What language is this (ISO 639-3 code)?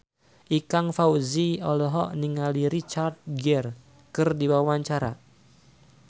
sun